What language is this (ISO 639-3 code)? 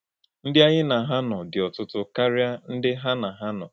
ibo